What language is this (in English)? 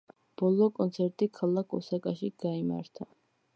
Georgian